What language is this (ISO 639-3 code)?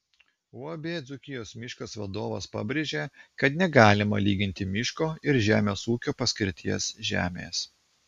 lit